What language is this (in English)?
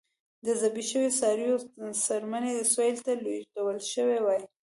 Pashto